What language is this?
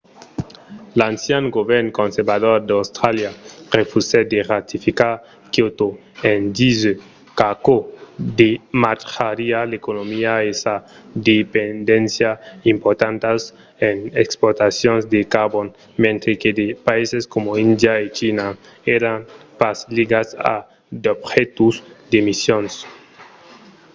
Occitan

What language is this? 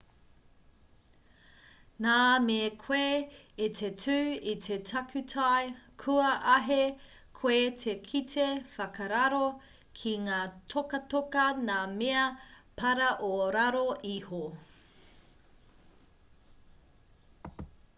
Māori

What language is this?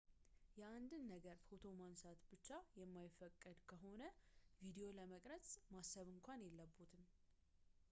Amharic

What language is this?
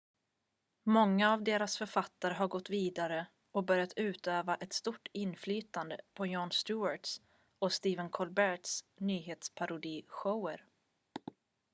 Swedish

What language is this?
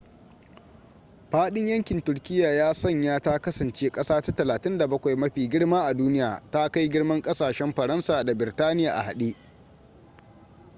Hausa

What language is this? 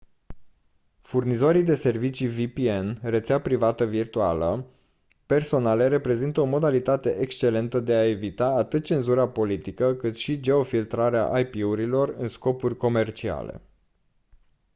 Romanian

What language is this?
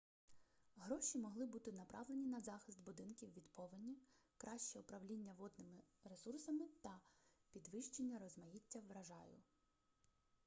Ukrainian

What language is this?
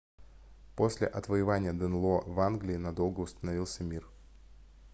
Russian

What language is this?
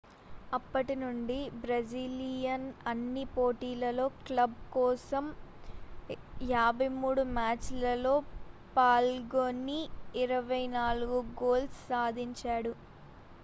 Telugu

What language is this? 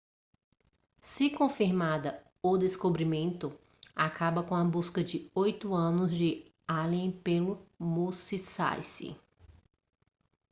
Portuguese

